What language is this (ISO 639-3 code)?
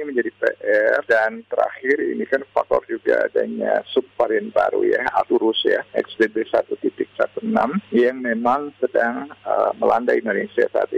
ind